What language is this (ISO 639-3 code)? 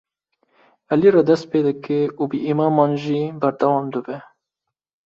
kur